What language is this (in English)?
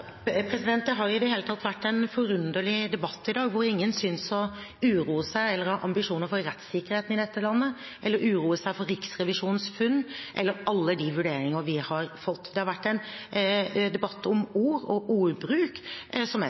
Norwegian